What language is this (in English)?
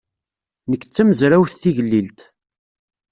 Kabyle